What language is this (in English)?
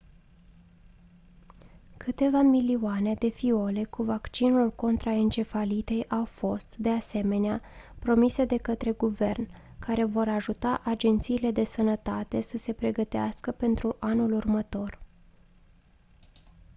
Romanian